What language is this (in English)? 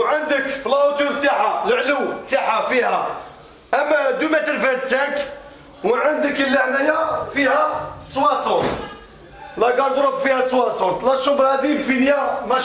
Arabic